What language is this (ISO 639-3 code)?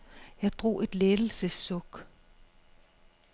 dan